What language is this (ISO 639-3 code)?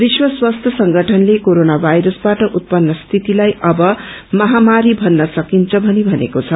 nep